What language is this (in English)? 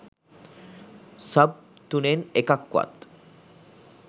Sinhala